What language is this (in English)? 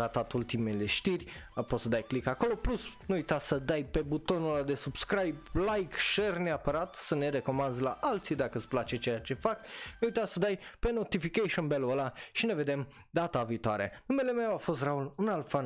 Romanian